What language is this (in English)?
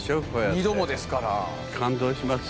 Japanese